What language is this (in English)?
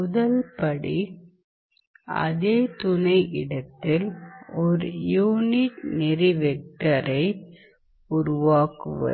Tamil